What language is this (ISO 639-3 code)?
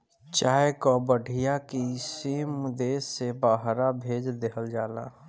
bho